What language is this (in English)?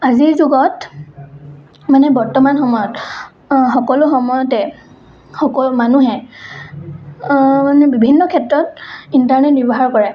Assamese